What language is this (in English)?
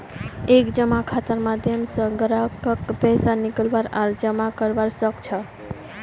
Magahi